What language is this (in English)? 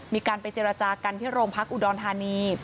Thai